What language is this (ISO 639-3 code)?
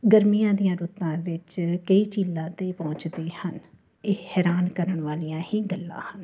pan